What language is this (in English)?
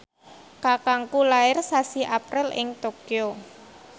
Javanese